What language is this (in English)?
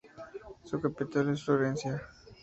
Spanish